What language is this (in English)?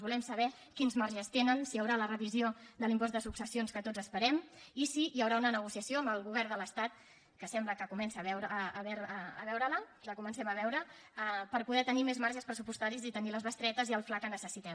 Catalan